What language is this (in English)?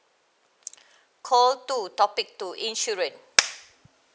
English